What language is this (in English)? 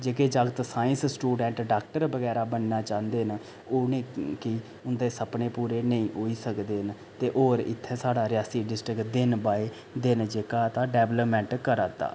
Dogri